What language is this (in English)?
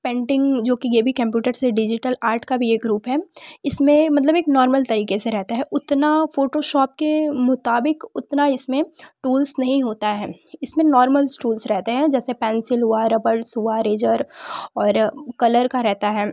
Hindi